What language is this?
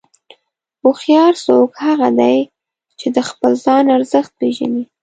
Pashto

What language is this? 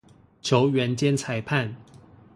Chinese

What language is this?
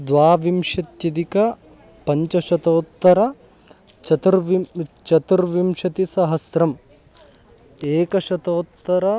Sanskrit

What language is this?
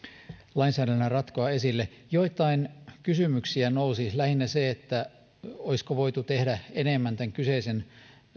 Finnish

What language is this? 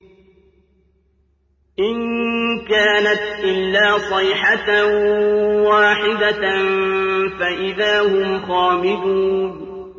Arabic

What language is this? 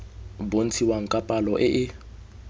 Tswana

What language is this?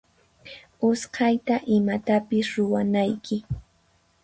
Puno Quechua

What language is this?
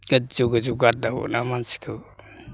Bodo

